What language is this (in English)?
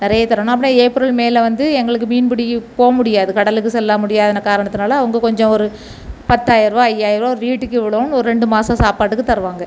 Tamil